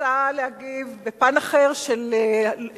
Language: Hebrew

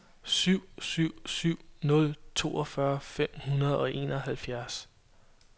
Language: Danish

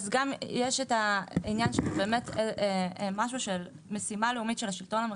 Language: Hebrew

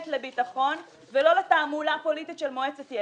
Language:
Hebrew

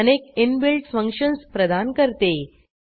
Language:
Marathi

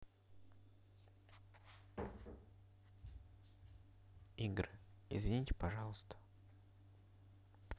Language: Russian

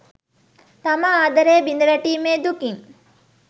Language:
Sinhala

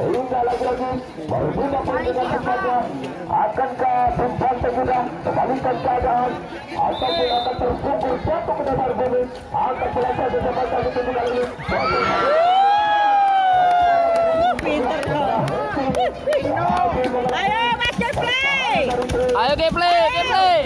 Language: Indonesian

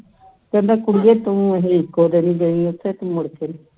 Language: Punjabi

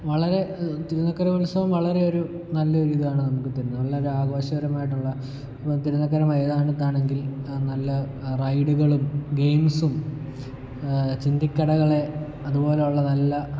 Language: Malayalam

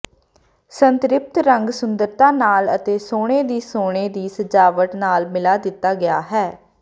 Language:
Punjabi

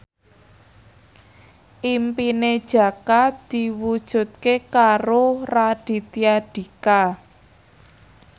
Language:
Javanese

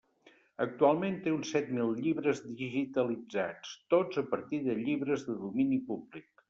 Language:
Catalan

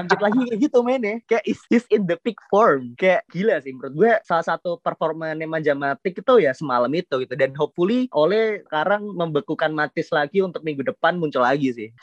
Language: Indonesian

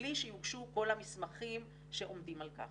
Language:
Hebrew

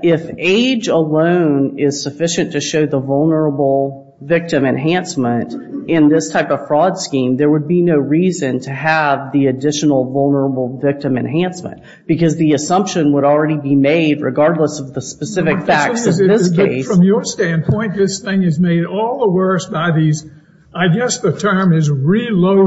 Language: English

